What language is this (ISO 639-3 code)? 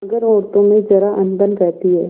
hin